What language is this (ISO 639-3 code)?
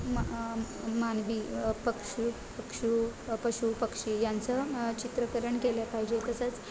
mar